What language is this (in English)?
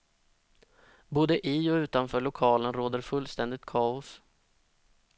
Swedish